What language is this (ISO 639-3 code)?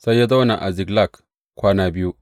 hau